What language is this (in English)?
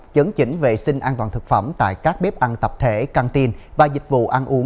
Vietnamese